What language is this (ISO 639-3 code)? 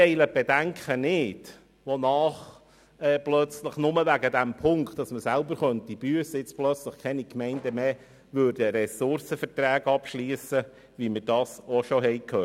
gsw